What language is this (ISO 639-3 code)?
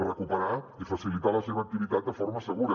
cat